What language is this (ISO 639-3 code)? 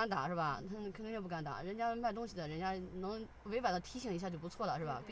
zho